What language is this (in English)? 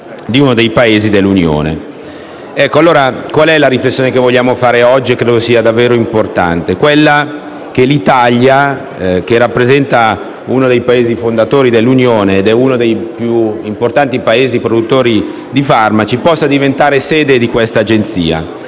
Italian